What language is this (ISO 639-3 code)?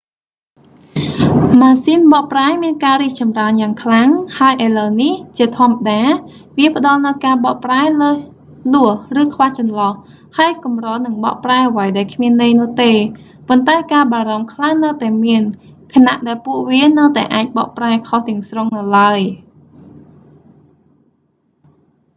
khm